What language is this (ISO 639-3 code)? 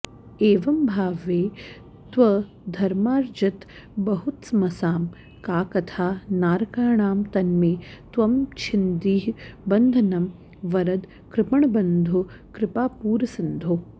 san